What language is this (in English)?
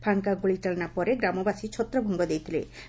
Odia